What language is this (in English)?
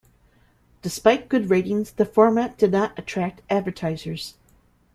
English